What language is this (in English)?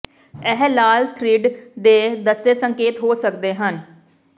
Punjabi